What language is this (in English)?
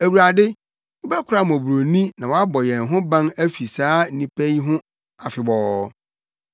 Akan